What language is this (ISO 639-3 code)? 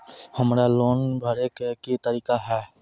mai